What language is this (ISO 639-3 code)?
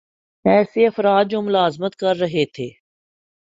urd